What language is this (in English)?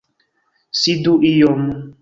Esperanto